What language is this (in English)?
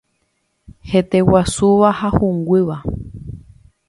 Guarani